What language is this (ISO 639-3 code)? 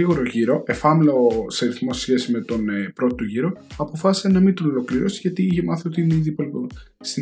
ell